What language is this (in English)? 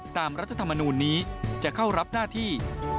Thai